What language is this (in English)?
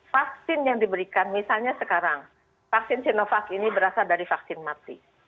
Indonesian